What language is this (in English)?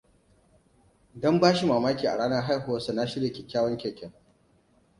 Hausa